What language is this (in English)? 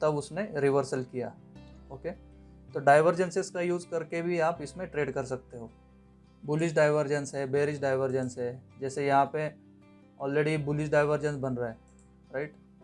Hindi